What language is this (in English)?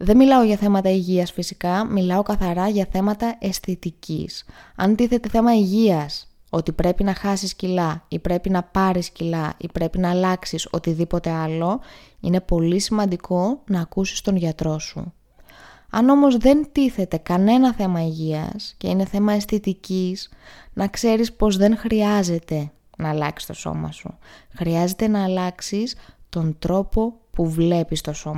Greek